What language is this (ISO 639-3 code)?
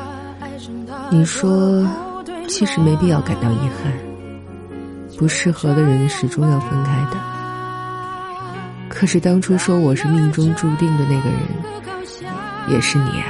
zho